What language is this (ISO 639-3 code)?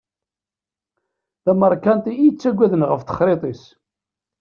kab